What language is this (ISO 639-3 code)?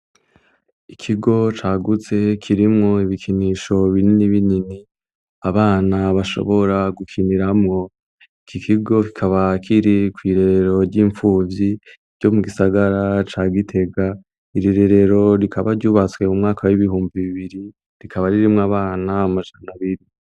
run